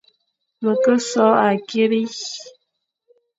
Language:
Fang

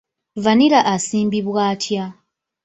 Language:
Ganda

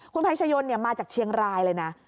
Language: Thai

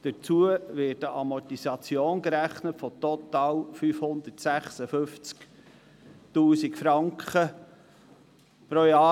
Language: Swiss German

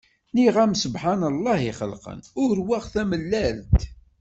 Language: Kabyle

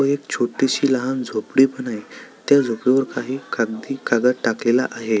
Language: Marathi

